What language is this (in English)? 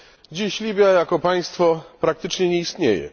Polish